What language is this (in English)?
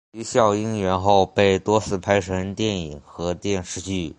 Chinese